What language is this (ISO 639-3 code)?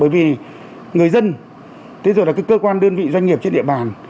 vie